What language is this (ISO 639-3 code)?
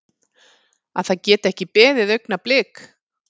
isl